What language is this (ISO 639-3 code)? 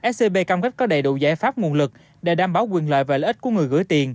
vie